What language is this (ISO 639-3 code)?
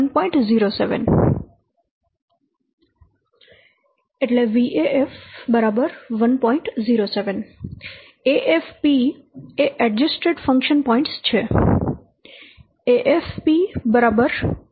guj